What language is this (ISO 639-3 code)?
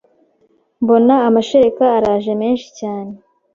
kin